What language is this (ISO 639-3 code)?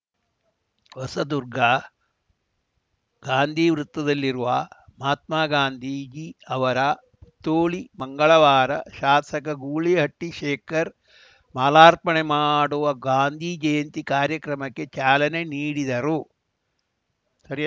kan